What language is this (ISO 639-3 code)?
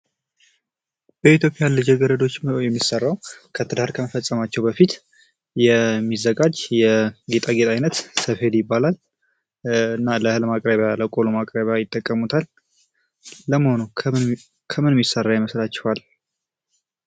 amh